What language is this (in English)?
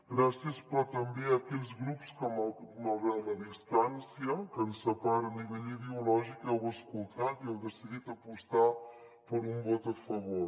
Catalan